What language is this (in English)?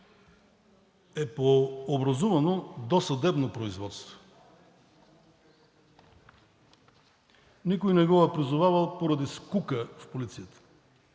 Bulgarian